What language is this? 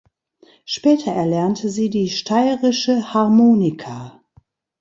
German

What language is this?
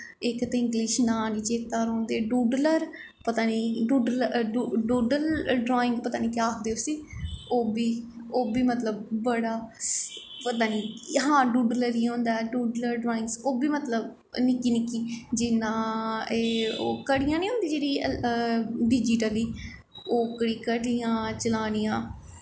Dogri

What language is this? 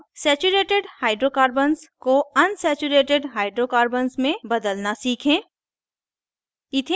Hindi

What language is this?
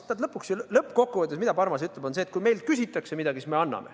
Estonian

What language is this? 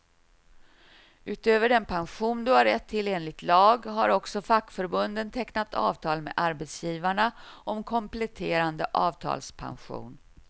Swedish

